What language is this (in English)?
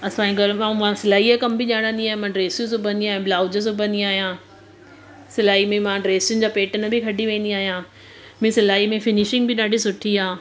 Sindhi